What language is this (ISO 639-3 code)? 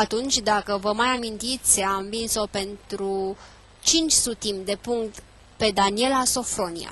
ron